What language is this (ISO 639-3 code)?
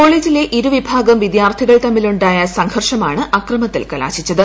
mal